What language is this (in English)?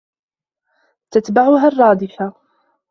Arabic